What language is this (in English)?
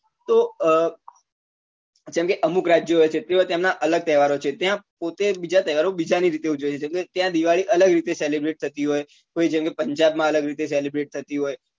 Gujarati